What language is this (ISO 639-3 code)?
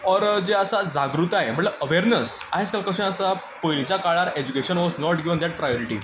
kok